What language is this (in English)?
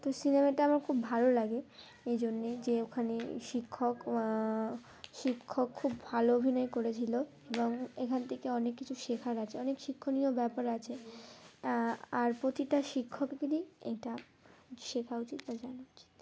Bangla